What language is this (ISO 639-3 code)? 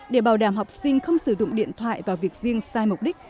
vie